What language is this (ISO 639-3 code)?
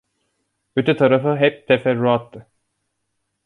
tur